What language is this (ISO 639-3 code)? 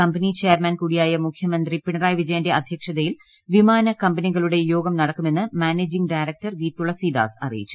mal